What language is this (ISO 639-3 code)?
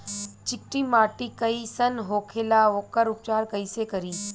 bho